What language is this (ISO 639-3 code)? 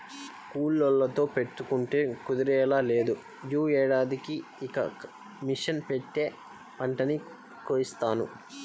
tel